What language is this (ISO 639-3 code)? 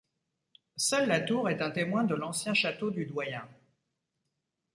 fra